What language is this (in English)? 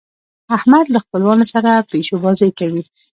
Pashto